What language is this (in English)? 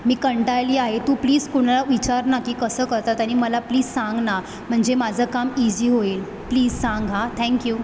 Marathi